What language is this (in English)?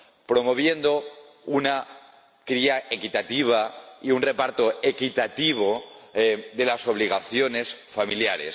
Spanish